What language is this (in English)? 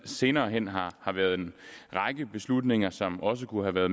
Danish